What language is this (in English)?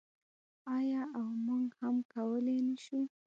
Pashto